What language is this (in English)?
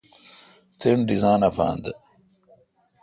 Kalkoti